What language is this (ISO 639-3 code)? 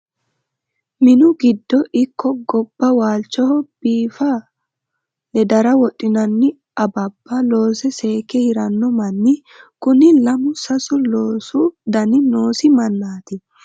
sid